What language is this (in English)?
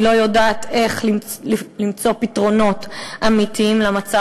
Hebrew